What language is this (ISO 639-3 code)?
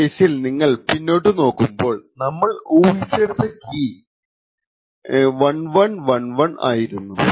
mal